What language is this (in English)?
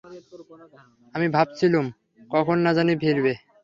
Bangla